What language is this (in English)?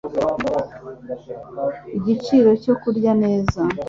Kinyarwanda